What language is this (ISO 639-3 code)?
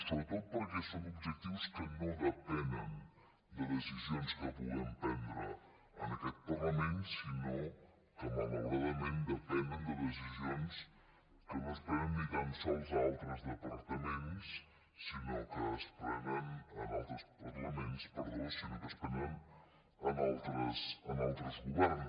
cat